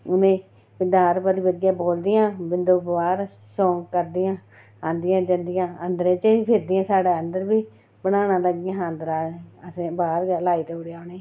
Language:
Dogri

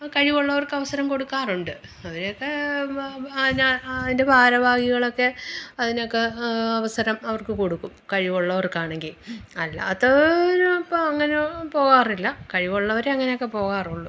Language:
Malayalam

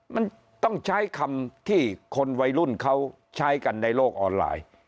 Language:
Thai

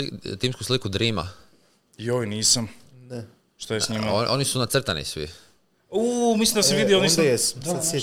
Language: Croatian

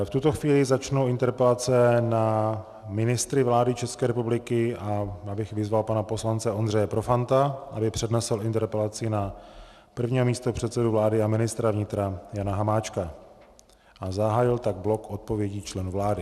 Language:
Czech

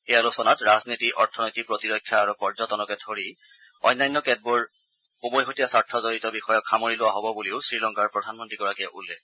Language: Assamese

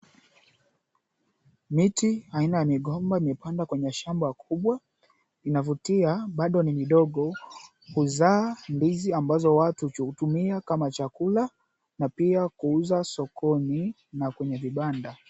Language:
Swahili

